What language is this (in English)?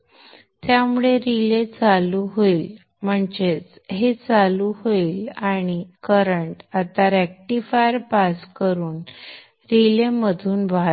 Marathi